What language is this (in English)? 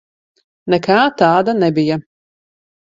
Latvian